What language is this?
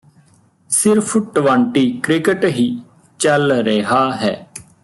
Punjabi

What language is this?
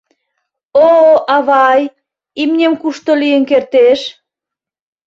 Mari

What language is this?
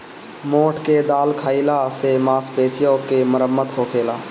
Bhojpuri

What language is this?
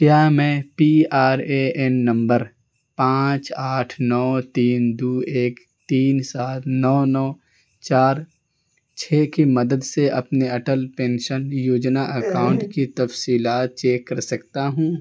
Urdu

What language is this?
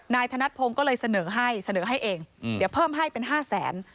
Thai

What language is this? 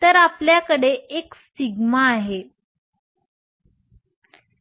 Marathi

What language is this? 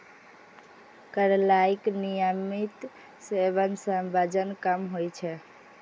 Maithili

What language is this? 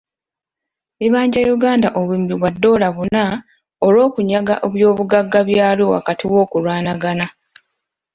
Ganda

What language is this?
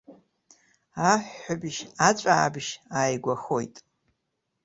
Abkhazian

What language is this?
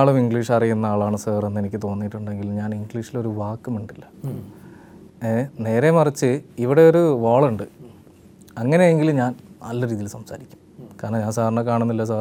Malayalam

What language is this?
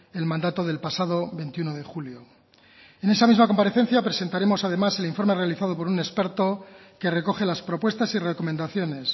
Spanish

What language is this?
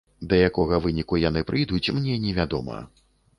Belarusian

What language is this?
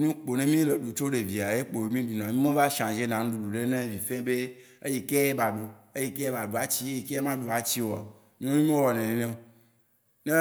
Waci Gbe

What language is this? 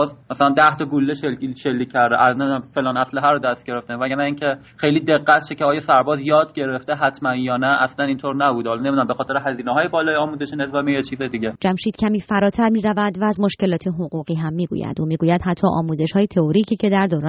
Persian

